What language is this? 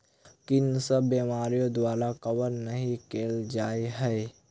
Maithili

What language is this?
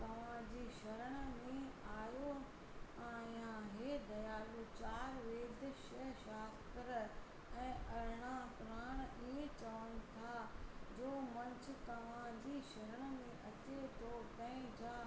Sindhi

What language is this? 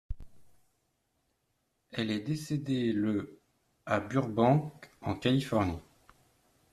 French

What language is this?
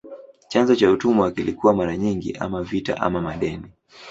Swahili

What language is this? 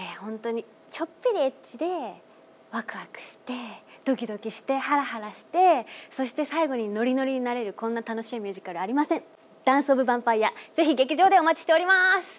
Japanese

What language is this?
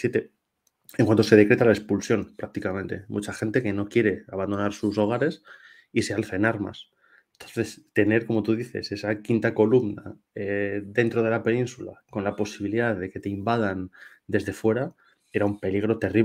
Spanish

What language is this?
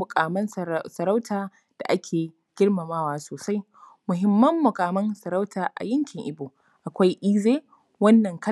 Hausa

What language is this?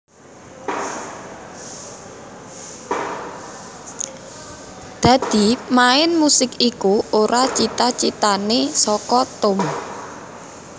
Javanese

